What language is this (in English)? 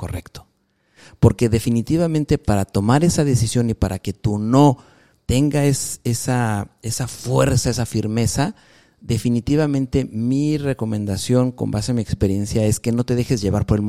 Spanish